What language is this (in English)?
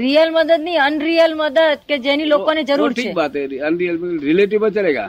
Hindi